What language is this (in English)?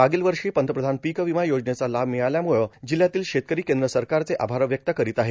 Marathi